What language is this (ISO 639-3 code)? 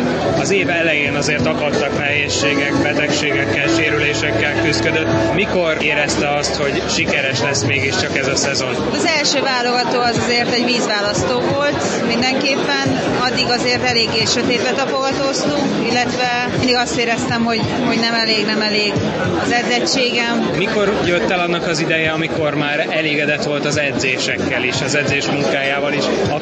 hun